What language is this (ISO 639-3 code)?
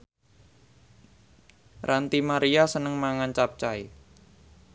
jav